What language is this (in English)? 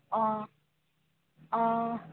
Assamese